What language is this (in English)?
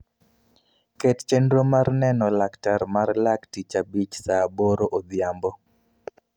Luo (Kenya and Tanzania)